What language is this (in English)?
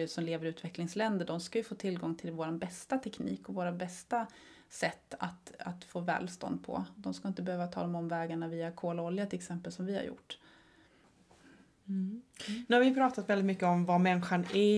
Swedish